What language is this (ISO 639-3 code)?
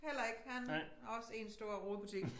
dan